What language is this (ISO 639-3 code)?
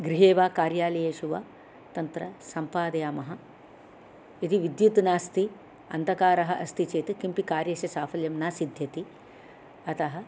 san